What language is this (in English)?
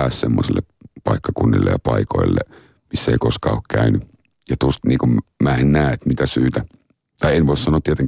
Finnish